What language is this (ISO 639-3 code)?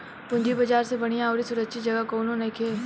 bho